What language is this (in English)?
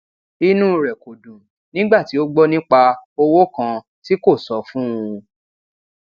Yoruba